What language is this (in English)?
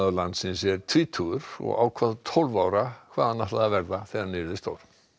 Icelandic